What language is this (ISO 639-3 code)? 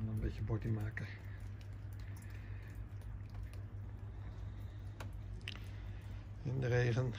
nld